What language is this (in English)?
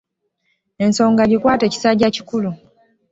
Ganda